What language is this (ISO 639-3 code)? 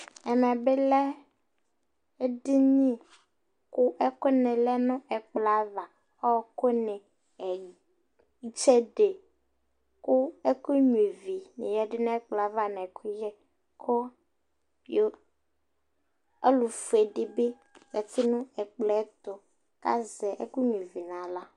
kpo